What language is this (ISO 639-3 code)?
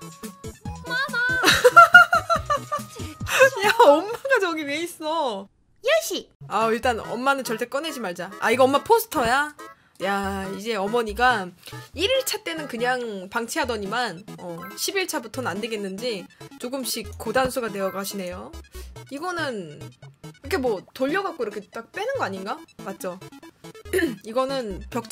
kor